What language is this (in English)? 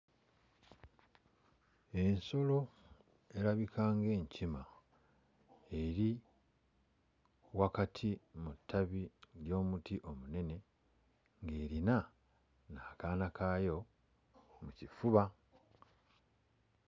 Ganda